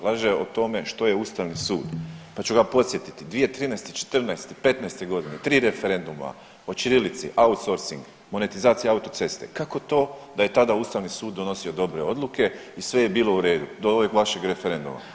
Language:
Croatian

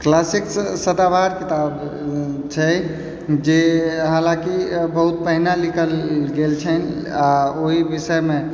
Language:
Maithili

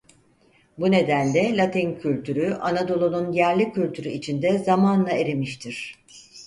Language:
Turkish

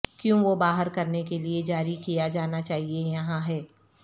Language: Urdu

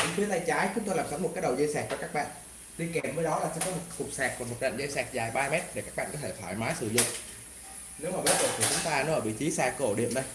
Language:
Vietnamese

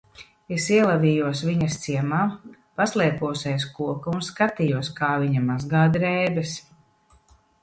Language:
Latvian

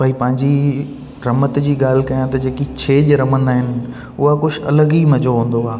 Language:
Sindhi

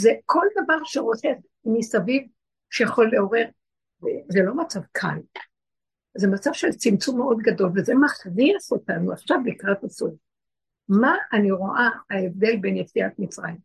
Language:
Hebrew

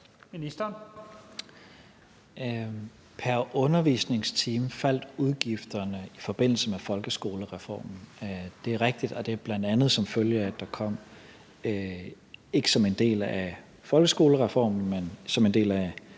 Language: Danish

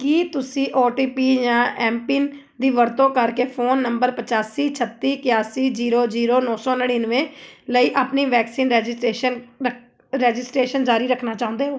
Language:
Punjabi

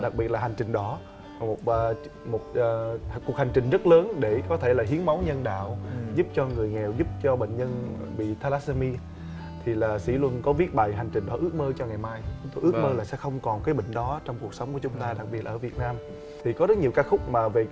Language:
Vietnamese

